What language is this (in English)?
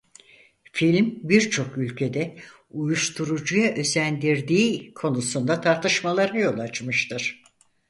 Turkish